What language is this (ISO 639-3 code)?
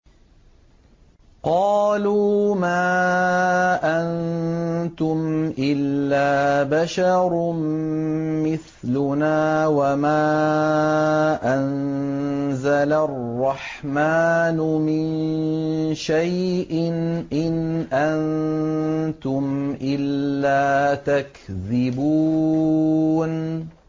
ara